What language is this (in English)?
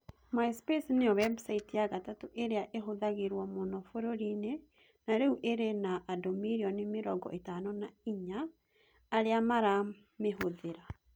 Kikuyu